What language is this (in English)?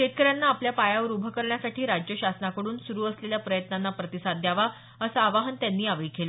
Marathi